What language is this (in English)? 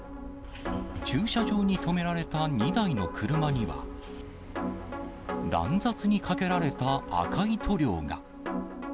Japanese